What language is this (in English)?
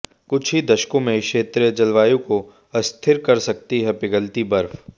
Hindi